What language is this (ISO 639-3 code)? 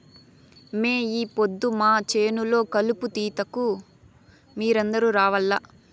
tel